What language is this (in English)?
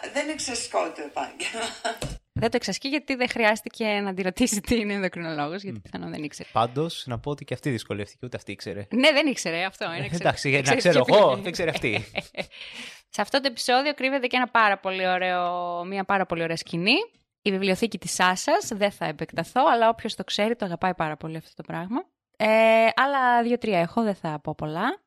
Greek